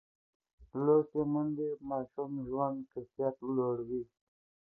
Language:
Pashto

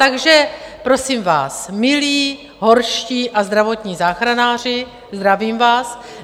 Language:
Czech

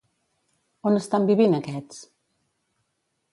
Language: Catalan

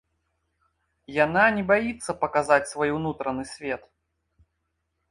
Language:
Belarusian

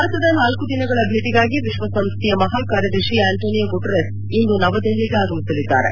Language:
Kannada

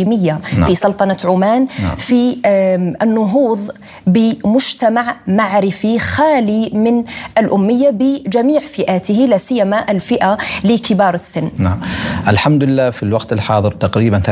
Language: Arabic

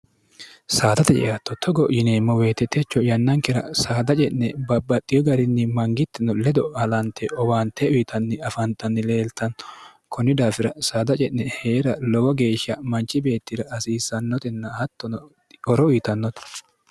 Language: Sidamo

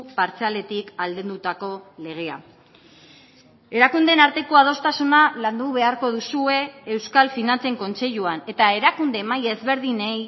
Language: Basque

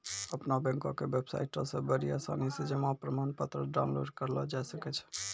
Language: Maithili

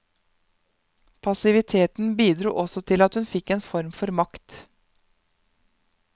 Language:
Norwegian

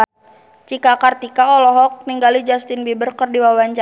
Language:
Sundanese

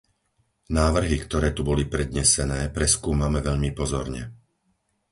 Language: Slovak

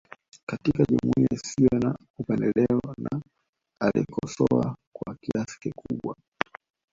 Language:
Swahili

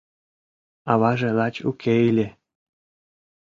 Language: Mari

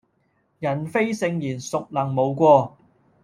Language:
Cantonese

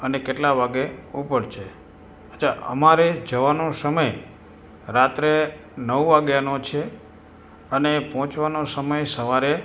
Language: Gujarati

